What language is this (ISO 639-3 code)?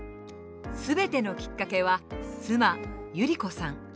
jpn